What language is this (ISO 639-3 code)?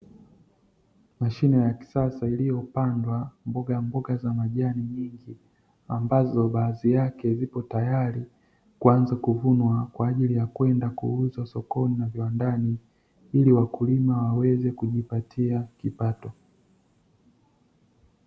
swa